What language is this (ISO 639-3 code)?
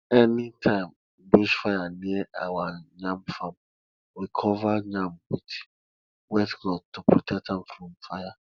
pcm